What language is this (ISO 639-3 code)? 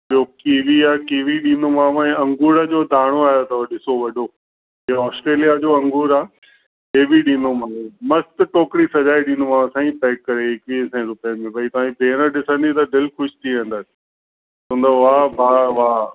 snd